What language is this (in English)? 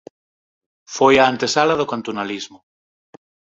Galician